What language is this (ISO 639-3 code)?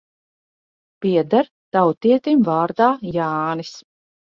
lav